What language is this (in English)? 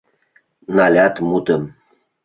Mari